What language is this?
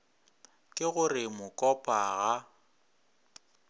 Northern Sotho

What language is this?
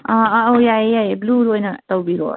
Manipuri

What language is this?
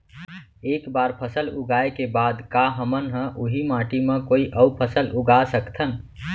Chhattisgarhi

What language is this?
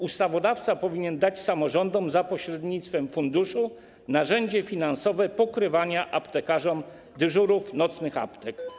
Polish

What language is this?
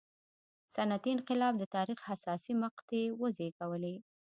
Pashto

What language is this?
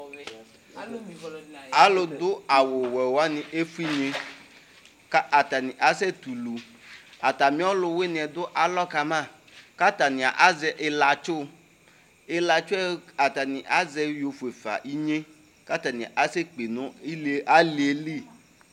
Ikposo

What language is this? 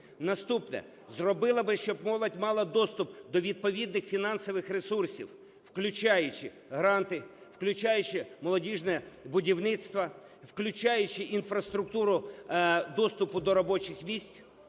Ukrainian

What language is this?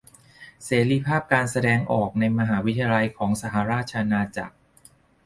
Thai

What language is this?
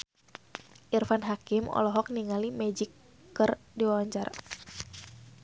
Sundanese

